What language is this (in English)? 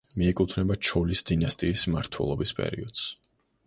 Georgian